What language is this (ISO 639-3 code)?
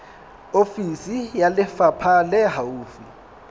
sot